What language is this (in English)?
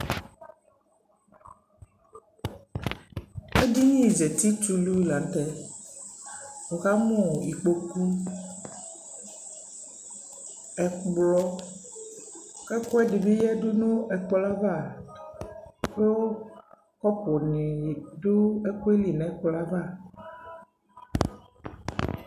Ikposo